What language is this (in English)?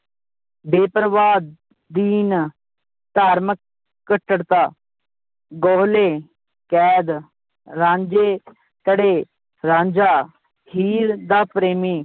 Punjabi